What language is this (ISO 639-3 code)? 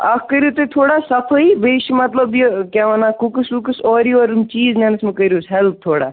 kas